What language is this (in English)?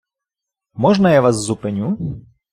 Ukrainian